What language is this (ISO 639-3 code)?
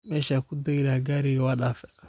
som